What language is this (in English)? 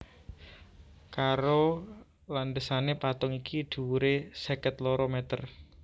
Javanese